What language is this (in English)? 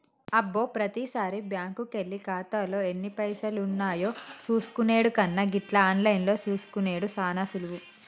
Telugu